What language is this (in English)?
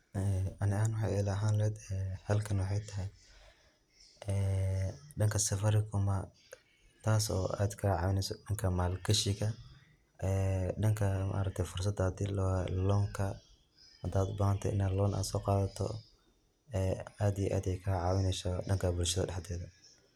Somali